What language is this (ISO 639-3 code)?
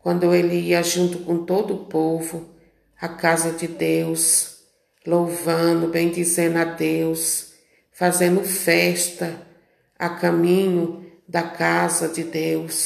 por